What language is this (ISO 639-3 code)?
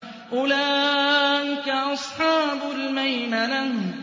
ara